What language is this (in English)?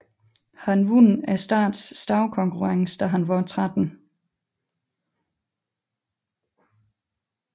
Danish